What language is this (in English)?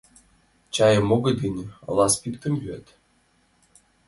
Mari